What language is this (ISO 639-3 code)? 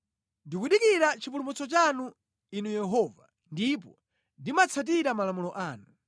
nya